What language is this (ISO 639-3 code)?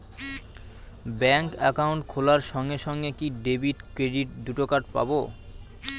ben